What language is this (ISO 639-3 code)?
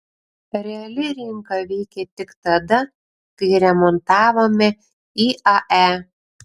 lit